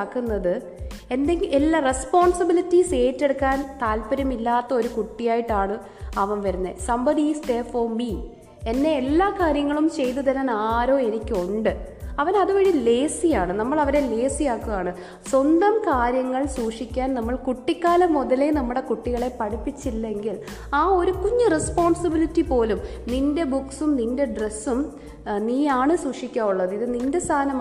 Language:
Malayalam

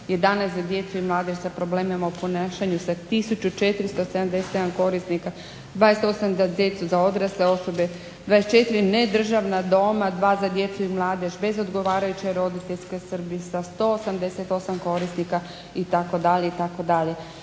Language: Croatian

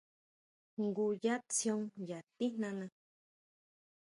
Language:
Huautla Mazatec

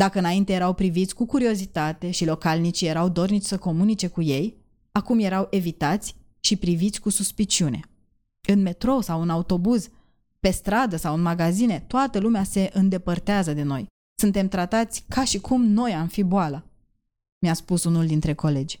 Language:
Romanian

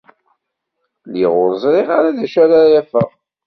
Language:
Kabyle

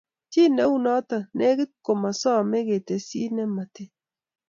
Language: Kalenjin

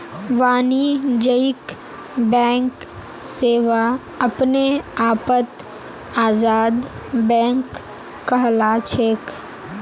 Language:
Magahi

